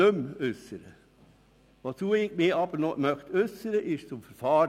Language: Swiss German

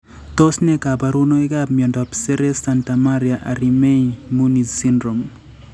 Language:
Kalenjin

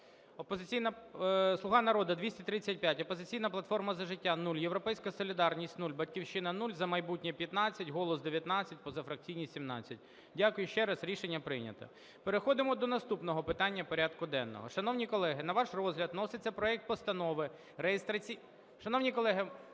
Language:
Ukrainian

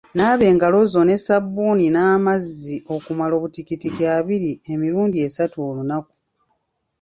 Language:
Ganda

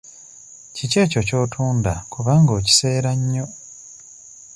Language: Ganda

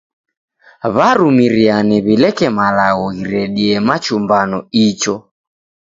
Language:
Taita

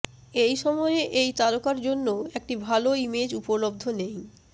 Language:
Bangla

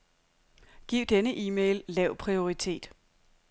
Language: Danish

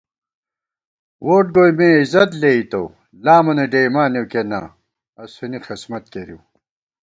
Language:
Gawar-Bati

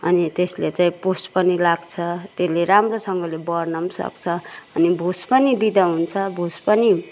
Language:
Nepali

